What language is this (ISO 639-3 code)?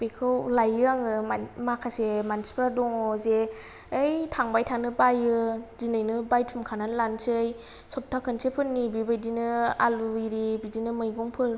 brx